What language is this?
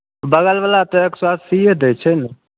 Maithili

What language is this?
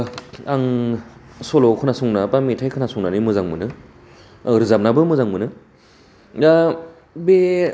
Bodo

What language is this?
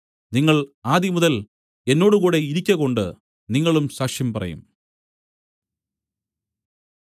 Malayalam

